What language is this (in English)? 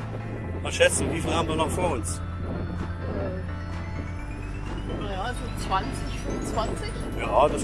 German